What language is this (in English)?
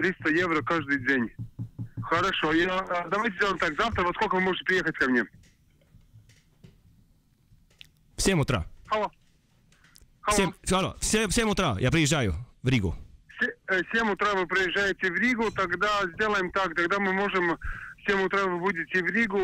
Latvian